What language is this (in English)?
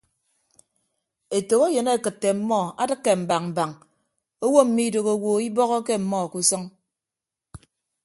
Ibibio